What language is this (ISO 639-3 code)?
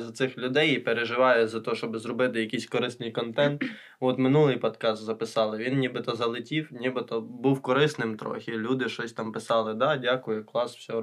ukr